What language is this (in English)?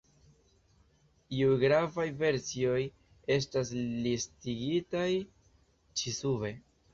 Esperanto